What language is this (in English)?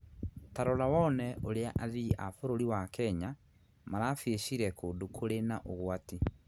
Kikuyu